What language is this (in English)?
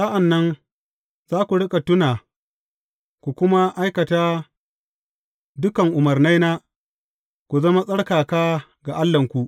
Hausa